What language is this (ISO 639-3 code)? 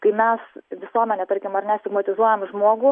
lit